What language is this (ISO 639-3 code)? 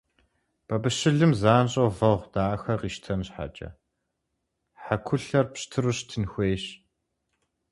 kbd